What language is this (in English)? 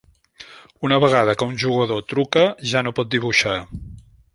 Catalan